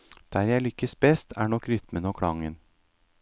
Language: Norwegian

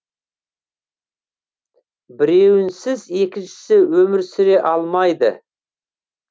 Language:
Kazakh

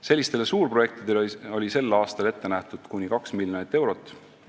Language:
Estonian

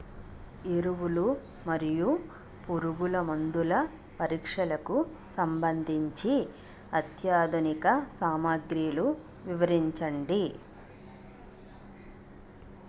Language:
Telugu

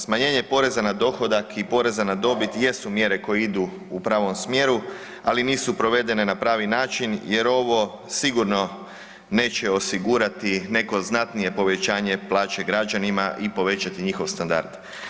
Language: Croatian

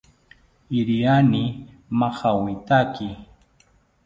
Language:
South Ucayali Ashéninka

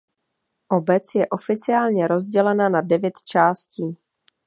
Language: Czech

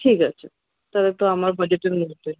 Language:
Bangla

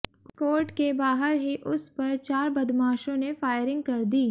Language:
Hindi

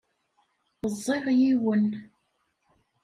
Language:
Kabyle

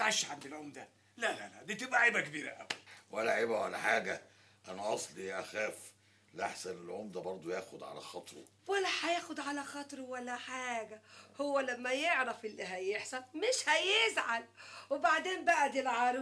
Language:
Arabic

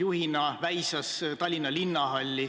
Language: Estonian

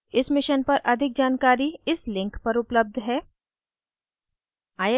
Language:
Hindi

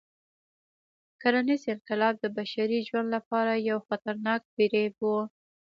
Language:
Pashto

